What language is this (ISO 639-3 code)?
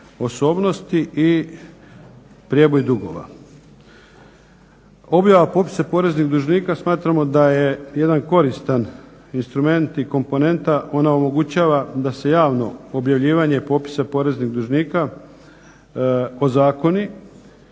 hrv